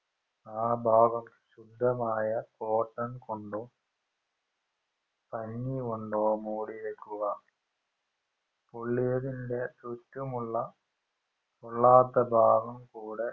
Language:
Malayalam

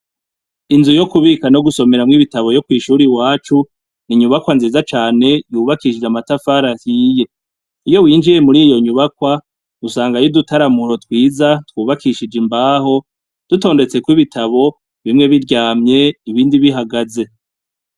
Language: Rundi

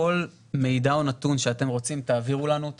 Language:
Hebrew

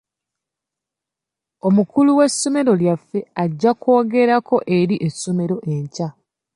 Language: Ganda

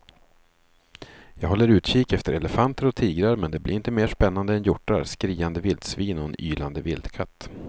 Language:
Swedish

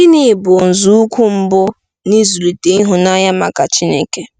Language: Igbo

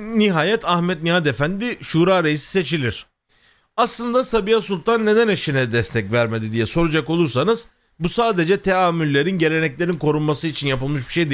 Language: Turkish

